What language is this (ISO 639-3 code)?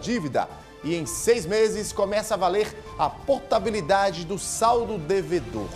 por